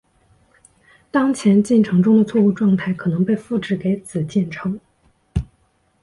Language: Chinese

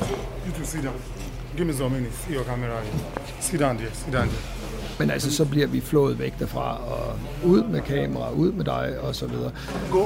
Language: Danish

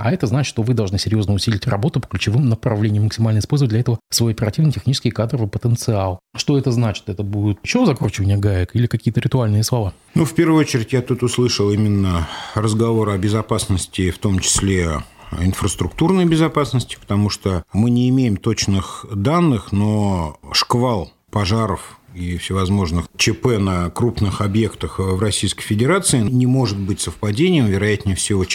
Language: Russian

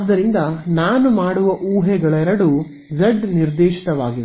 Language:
Kannada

